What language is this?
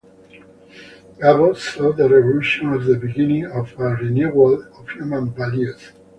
English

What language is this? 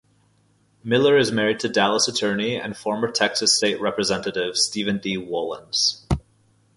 English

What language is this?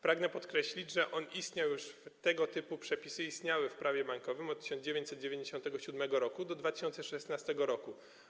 Polish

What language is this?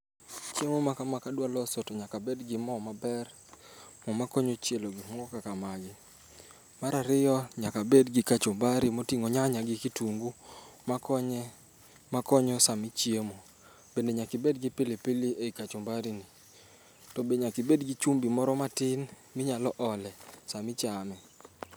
Luo (Kenya and Tanzania)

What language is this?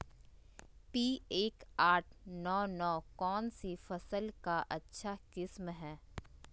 Magahi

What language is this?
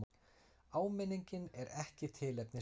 Icelandic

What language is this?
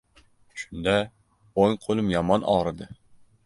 Uzbek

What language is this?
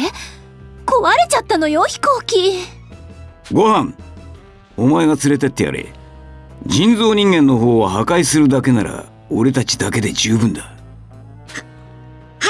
Japanese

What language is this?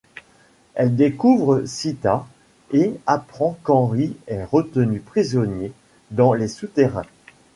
French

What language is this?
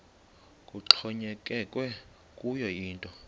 Xhosa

